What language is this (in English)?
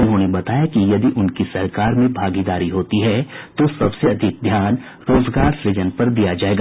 Hindi